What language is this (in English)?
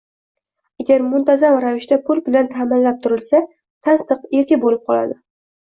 Uzbek